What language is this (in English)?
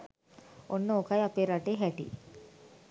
Sinhala